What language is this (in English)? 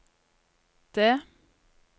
Norwegian